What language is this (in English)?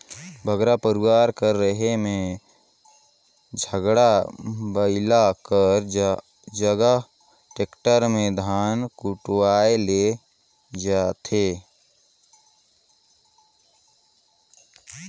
Chhattisgarhi